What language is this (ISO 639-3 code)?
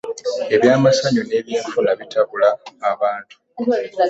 lug